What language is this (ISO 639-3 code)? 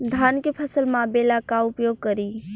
bho